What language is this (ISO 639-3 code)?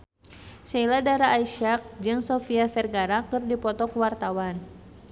sun